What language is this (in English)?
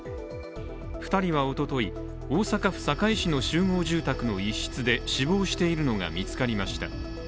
Japanese